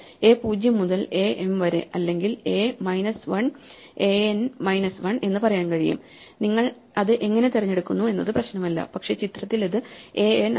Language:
Malayalam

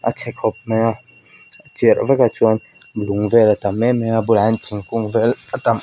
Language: Mizo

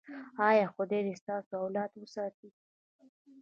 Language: Pashto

